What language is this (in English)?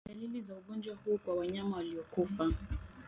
Swahili